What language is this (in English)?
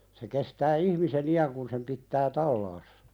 Finnish